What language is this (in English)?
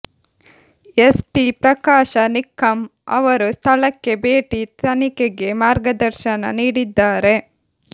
Kannada